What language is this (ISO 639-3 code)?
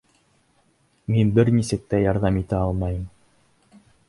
bak